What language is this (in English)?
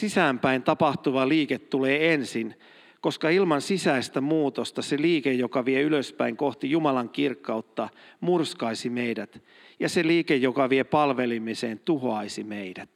Finnish